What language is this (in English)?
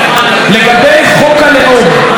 Hebrew